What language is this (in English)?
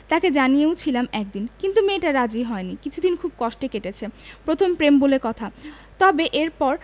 Bangla